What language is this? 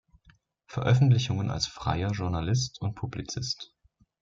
German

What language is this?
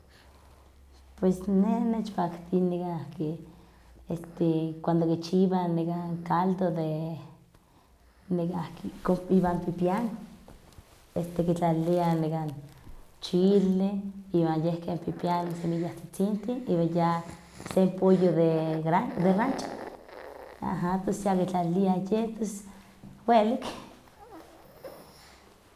Huaxcaleca Nahuatl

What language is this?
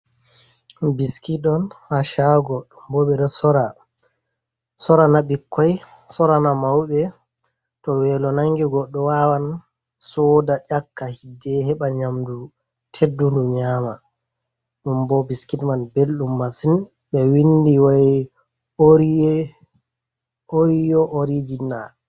Fula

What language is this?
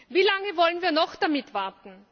German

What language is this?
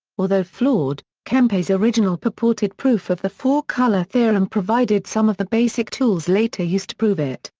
English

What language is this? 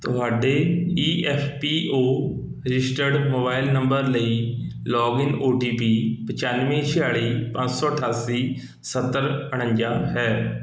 Punjabi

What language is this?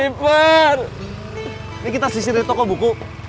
Indonesian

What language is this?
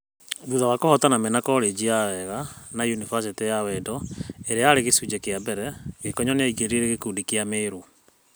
Kikuyu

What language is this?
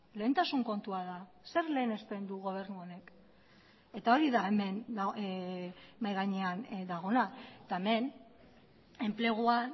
Basque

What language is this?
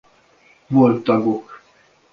Hungarian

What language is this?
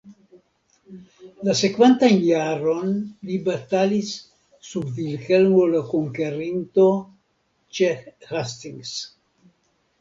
Esperanto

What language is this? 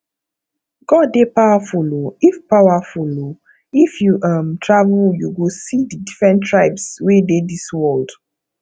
Nigerian Pidgin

